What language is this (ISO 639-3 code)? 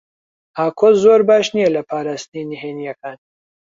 ckb